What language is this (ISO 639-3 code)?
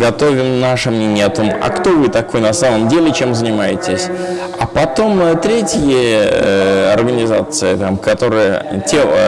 rus